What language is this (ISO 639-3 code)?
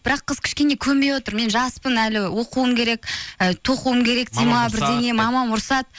kaz